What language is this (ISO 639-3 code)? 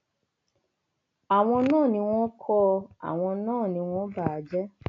yor